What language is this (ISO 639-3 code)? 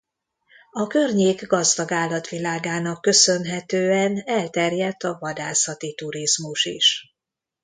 hun